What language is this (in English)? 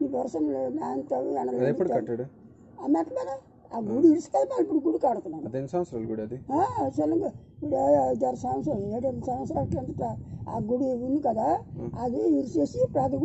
Vietnamese